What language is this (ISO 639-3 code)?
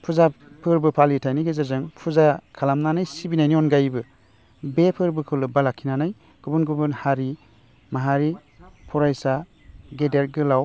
brx